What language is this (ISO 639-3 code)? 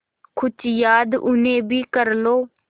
hin